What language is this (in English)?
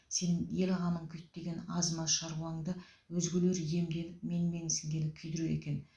Kazakh